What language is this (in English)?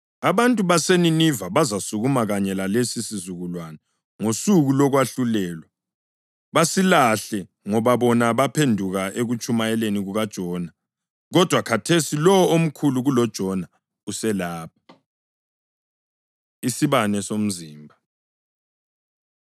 North Ndebele